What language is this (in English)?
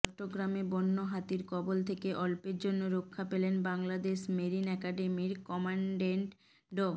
Bangla